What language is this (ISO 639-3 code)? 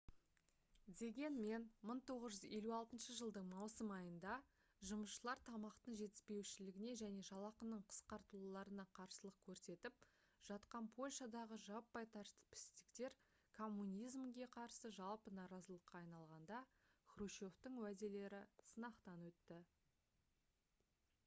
kaz